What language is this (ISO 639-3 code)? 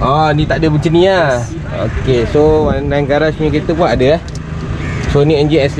msa